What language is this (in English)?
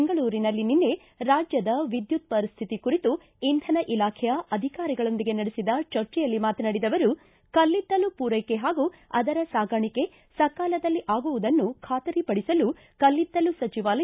Kannada